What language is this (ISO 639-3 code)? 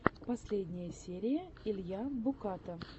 rus